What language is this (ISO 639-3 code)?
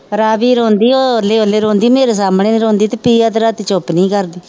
pan